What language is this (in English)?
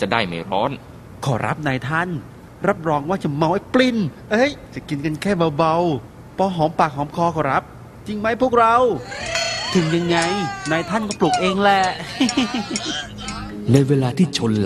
Thai